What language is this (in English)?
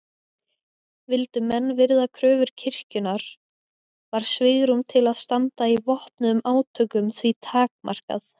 Icelandic